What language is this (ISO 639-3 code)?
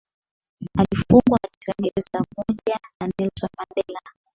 swa